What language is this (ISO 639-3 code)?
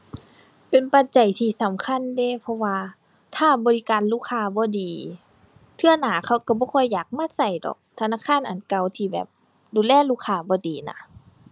tha